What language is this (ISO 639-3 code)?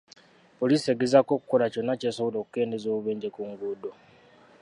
lug